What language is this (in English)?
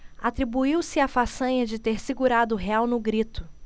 Portuguese